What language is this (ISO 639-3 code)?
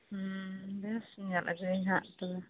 sat